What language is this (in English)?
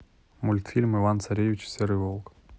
Russian